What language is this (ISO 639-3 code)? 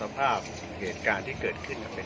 tha